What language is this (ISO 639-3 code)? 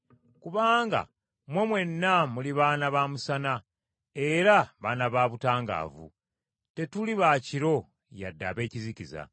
lug